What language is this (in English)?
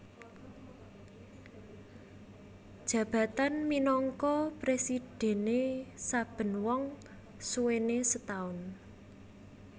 Javanese